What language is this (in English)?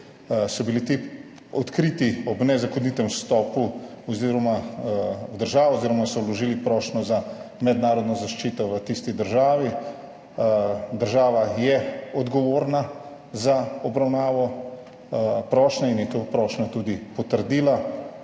Slovenian